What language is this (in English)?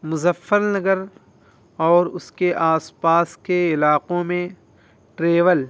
Urdu